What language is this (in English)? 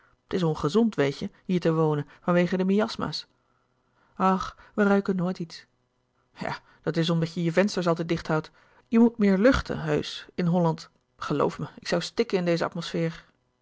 Dutch